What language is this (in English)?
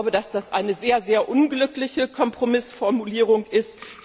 German